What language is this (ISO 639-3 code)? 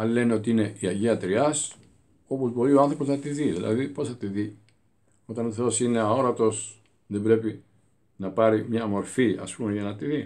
ell